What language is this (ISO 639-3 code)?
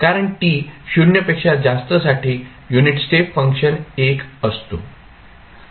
mar